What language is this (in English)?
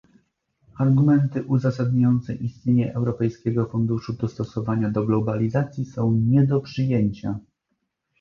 Polish